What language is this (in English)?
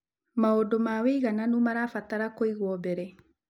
Kikuyu